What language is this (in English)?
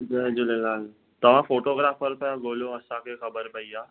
Sindhi